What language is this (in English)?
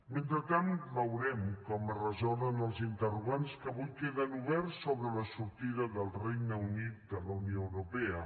Catalan